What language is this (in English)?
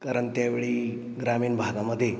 Marathi